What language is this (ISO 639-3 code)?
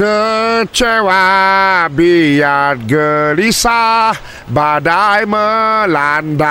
msa